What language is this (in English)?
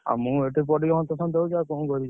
Odia